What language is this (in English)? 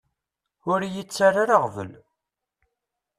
Kabyle